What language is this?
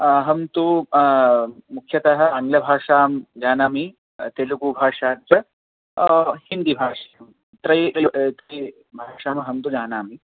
Sanskrit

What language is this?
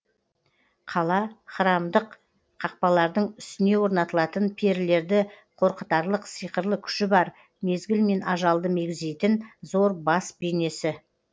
Kazakh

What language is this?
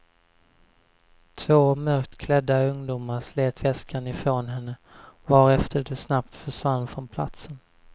Swedish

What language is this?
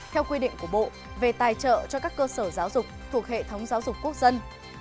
Vietnamese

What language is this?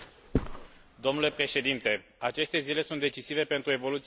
Romanian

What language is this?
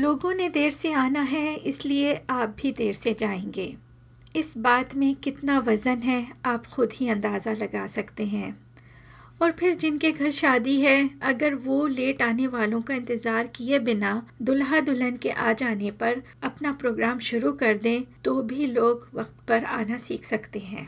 Hindi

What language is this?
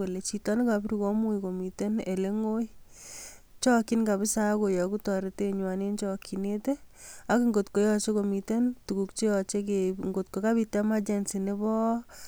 Kalenjin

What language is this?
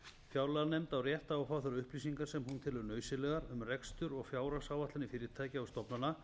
Icelandic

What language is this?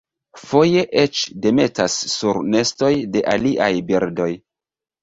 Esperanto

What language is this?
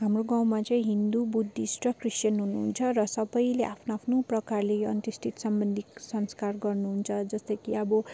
Nepali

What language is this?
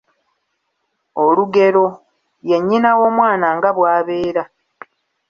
Ganda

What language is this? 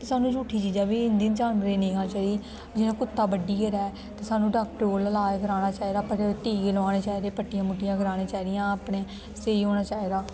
Dogri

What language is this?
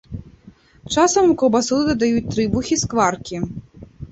Belarusian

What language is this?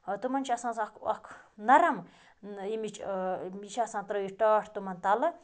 Kashmiri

